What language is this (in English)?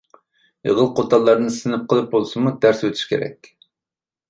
Uyghur